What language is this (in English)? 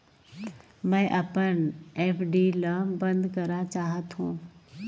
Chhattisgarhi